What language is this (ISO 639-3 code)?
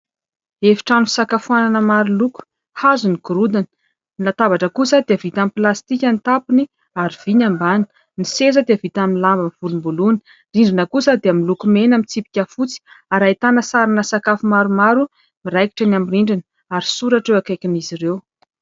mlg